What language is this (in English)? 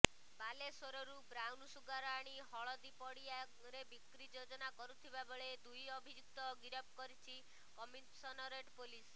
Odia